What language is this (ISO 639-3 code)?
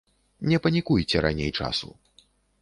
bel